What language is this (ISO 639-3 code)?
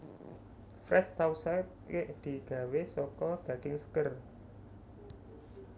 jav